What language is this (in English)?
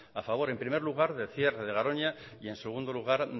Spanish